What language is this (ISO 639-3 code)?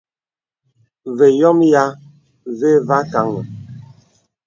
beb